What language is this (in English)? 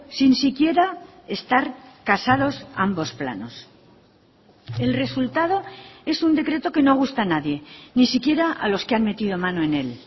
Spanish